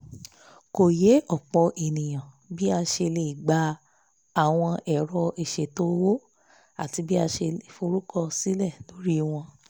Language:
Yoruba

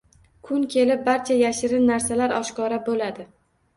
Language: Uzbek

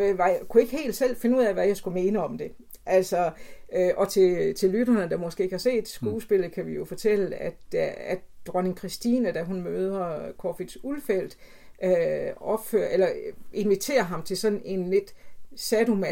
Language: Danish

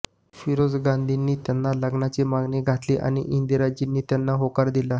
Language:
Marathi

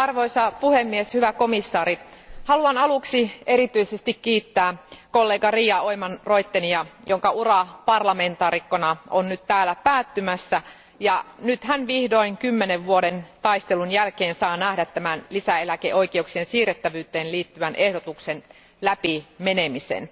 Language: Finnish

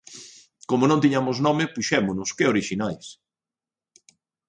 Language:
Galician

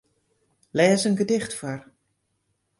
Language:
Western Frisian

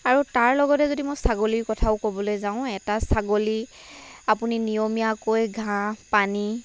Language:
Assamese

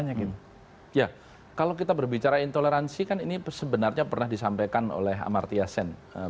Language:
Indonesian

